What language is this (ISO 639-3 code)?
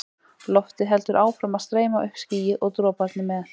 isl